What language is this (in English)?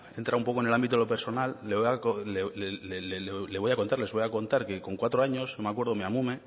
Spanish